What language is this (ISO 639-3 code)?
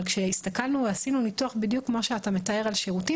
heb